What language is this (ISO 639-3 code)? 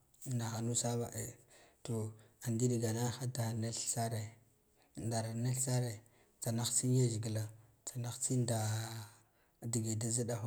gdf